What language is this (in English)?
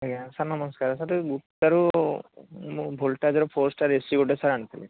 Odia